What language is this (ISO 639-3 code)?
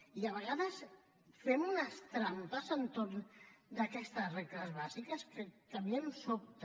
cat